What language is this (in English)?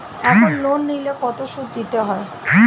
Bangla